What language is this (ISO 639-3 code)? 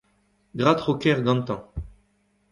bre